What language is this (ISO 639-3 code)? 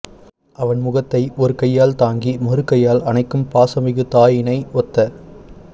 tam